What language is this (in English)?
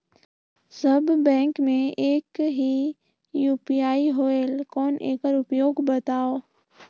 Chhattisgarhi